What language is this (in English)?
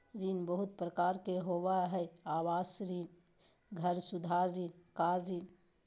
Magahi